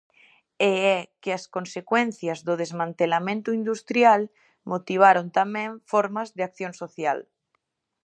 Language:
Galician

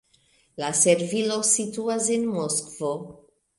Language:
Esperanto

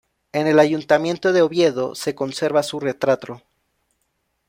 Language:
Spanish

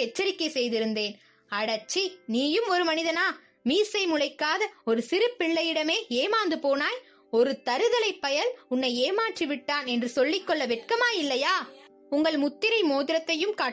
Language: Tamil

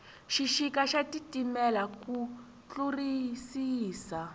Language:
Tsonga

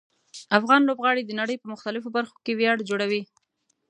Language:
Pashto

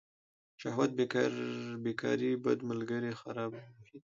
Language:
Pashto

